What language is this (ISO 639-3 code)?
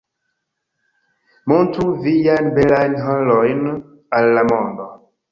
epo